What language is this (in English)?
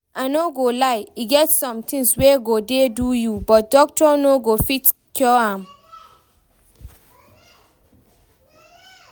Nigerian Pidgin